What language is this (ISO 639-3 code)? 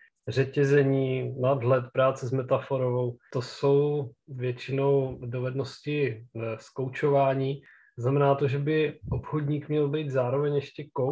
ces